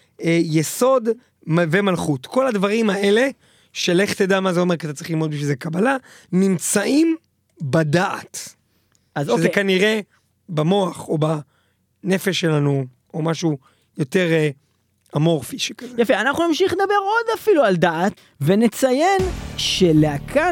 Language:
Hebrew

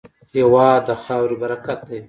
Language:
Pashto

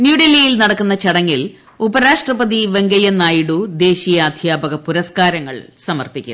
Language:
Malayalam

